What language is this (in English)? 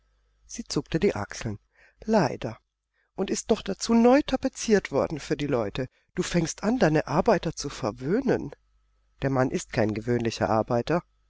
German